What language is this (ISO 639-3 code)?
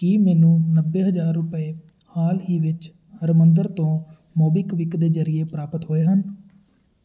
pan